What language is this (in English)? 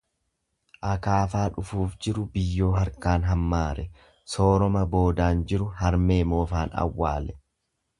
Oromo